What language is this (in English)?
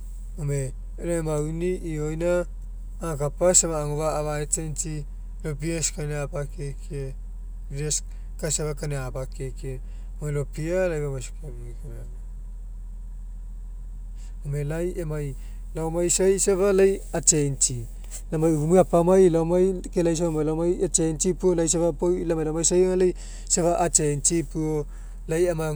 Mekeo